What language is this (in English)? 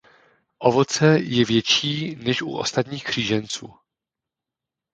Czech